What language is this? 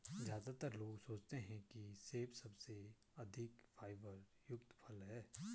Hindi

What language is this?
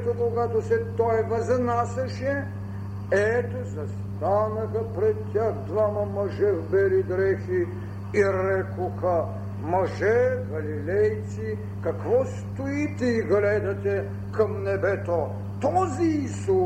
Bulgarian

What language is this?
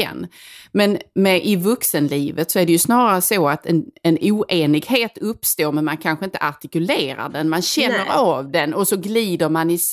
Swedish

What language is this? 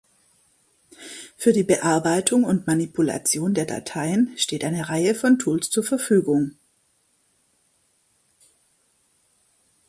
German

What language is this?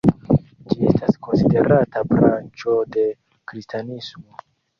Esperanto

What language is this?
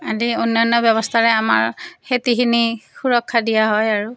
Assamese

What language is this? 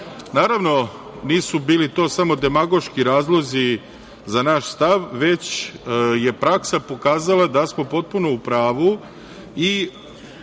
Serbian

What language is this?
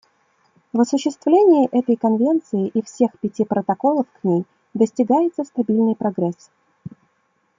Russian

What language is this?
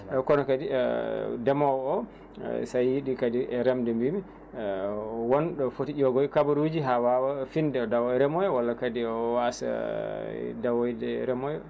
Fula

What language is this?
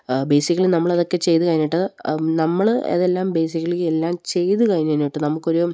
Malayalam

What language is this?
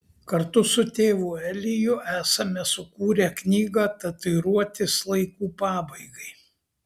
Lithuanian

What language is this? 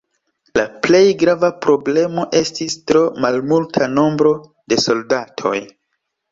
Esperanto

